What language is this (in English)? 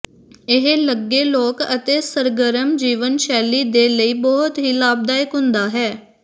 Punjabi